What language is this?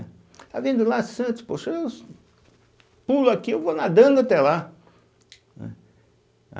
Portuguese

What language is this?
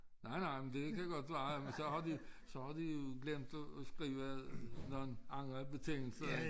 Danish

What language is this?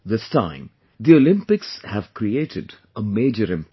English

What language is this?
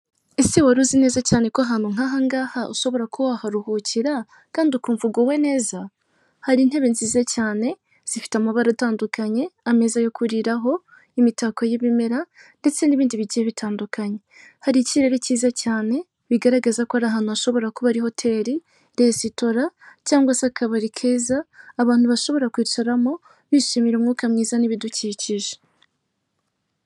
Kinyarwanda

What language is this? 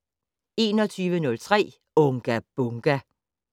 Danish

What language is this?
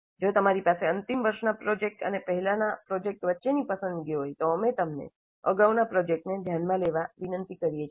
Gujarati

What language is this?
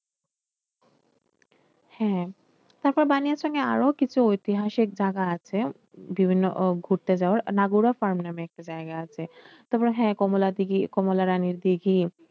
Bangla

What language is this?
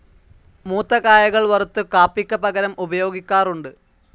Malayalam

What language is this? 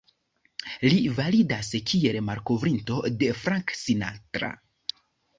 Esperanto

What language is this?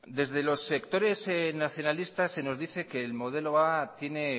Spanish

